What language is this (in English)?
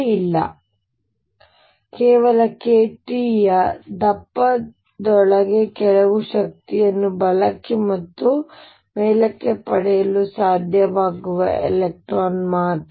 Kannada